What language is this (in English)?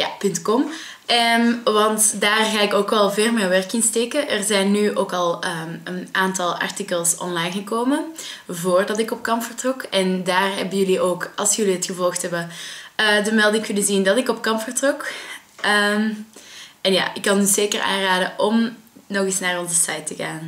Dutch